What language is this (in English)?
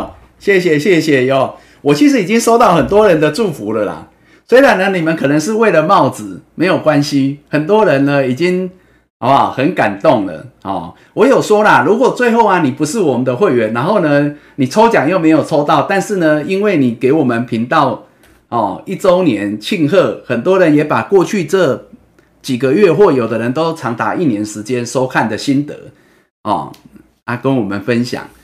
Chinese